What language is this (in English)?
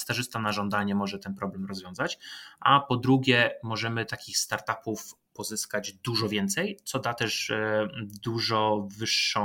Polish